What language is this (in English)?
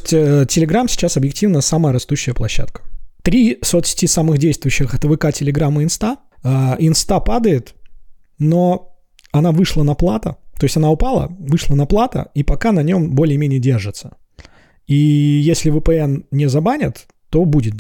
Russian